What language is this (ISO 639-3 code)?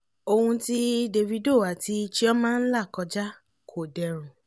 yor